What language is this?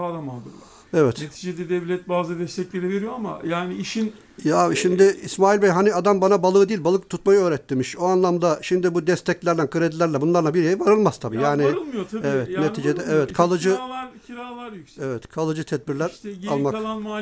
Turkish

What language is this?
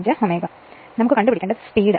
Malayalam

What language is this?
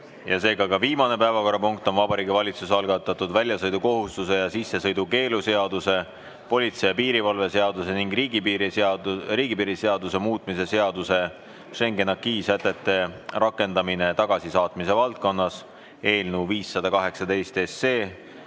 Estonian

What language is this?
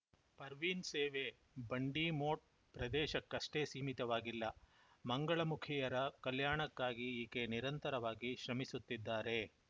Kannada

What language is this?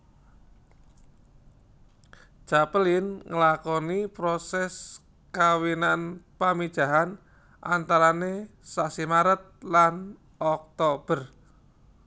Javanese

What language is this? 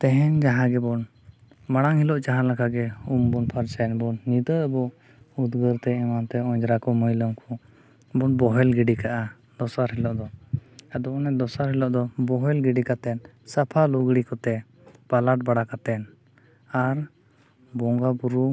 Santali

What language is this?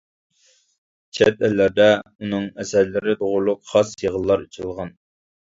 Uyghur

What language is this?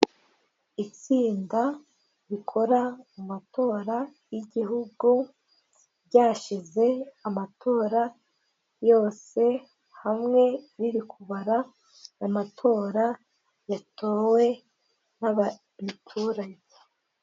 Kinyarwanda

